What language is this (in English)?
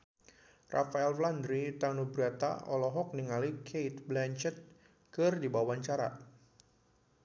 Sundanese